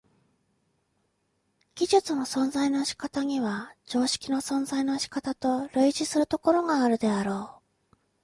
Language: Japanese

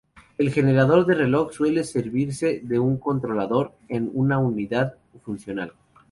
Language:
Spanish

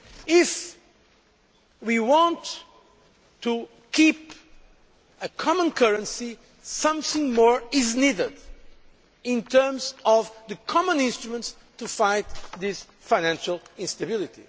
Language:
English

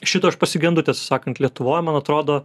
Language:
Lithuanian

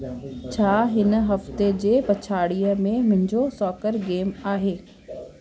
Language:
Sindhi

